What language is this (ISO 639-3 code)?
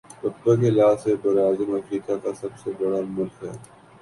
urd